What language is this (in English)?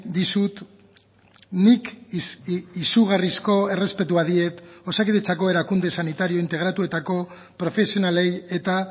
Basque